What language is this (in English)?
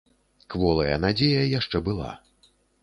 Belarusian